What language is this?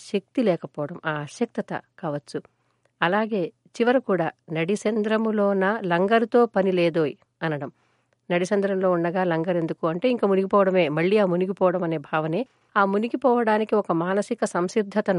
Telugu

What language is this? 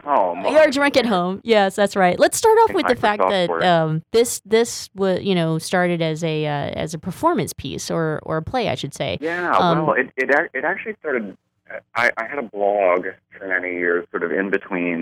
English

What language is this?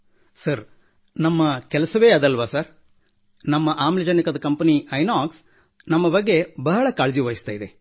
Kannada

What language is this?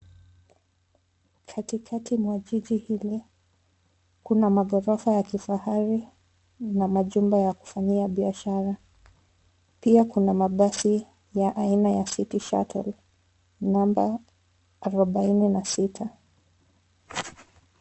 Swahili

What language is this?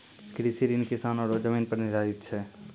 Maithili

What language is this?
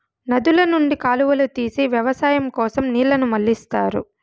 Telugu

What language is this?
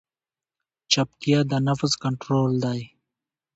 Pashto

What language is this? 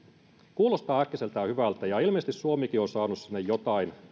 Finnish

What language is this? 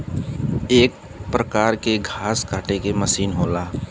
Bhojpuri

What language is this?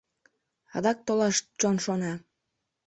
Mari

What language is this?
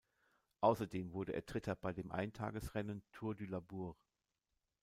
German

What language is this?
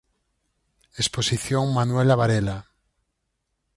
Galician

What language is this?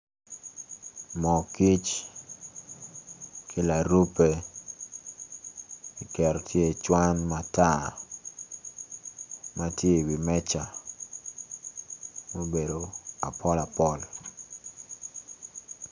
Acoli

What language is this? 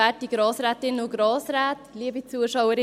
Swiss German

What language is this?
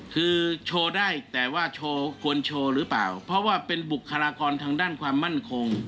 Thai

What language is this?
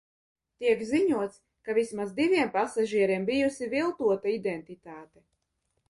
Latvian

